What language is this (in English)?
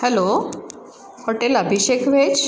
Marathi